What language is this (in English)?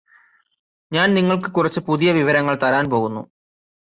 Malayalam